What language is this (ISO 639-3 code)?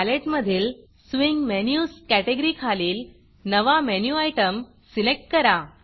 mar